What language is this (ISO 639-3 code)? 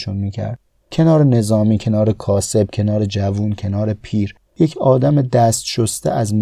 fas